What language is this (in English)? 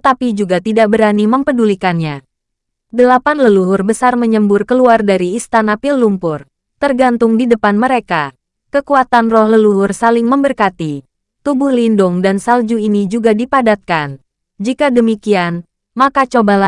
Indonesian